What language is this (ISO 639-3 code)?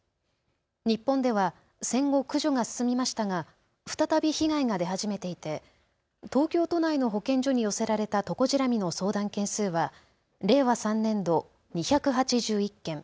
jpn